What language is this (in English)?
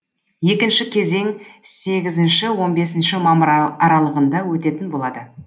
Kazakh